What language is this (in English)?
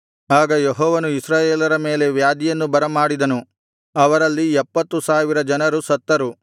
Kannada